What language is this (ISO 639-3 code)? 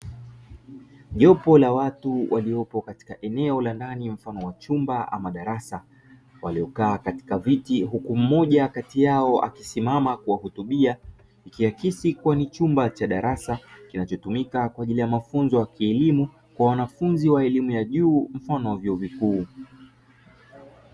swa